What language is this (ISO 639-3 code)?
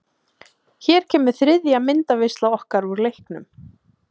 isl